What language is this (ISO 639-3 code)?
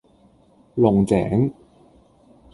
yue